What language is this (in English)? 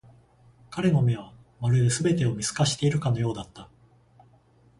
Japanese